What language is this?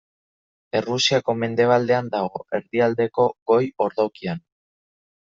Basque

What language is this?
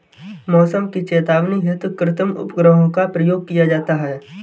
Hindi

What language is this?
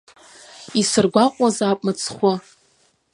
Abkhazian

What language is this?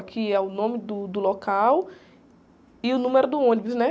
Portuguese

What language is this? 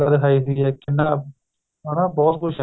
Punjabi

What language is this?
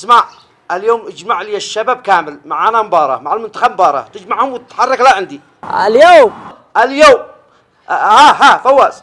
Arabic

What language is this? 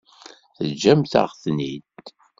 Kabyle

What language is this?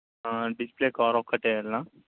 Telugu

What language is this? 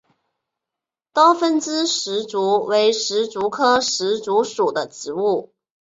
Chinese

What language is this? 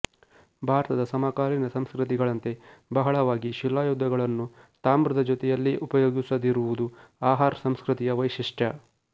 Kannada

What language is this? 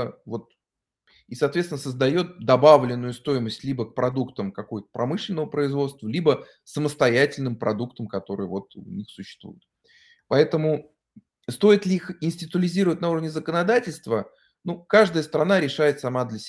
Russian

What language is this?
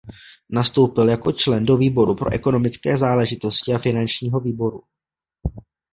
Czech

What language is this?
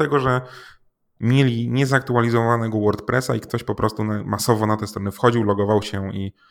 Polish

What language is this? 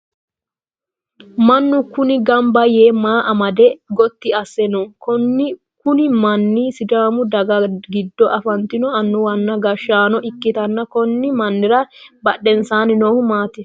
Sidamo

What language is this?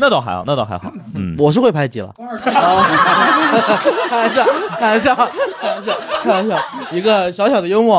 Chinese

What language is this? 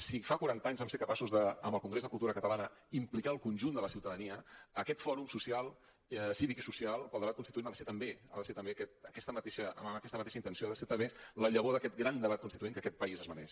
Catalan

